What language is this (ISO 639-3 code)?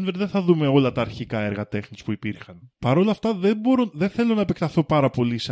ell